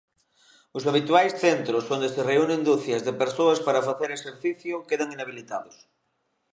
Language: Galician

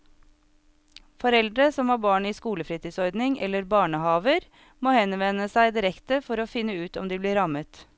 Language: Norwegian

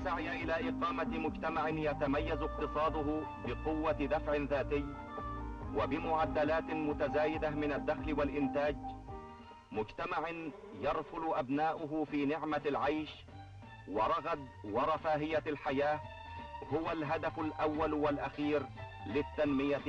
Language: Arabic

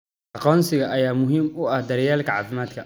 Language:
Somali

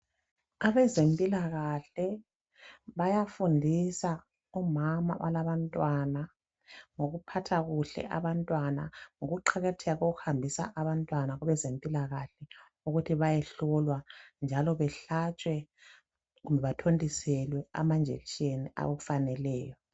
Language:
North Ndebele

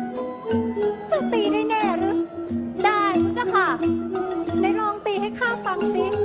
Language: Thai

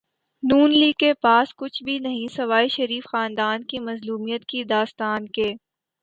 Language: Urdu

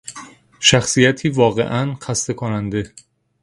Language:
Persian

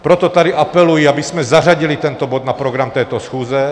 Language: Czech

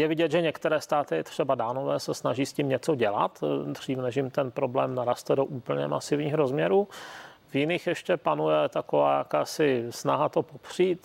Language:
Czech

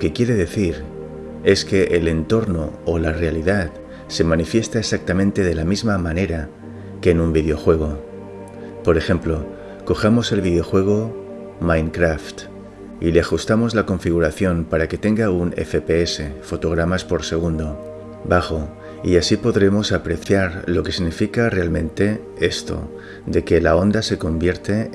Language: Spanish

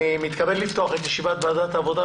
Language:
Hebrew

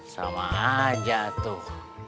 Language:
Indonesian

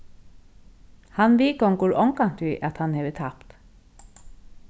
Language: Faroese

